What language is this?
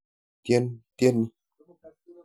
Kalenjin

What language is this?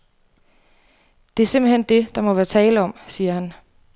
Danish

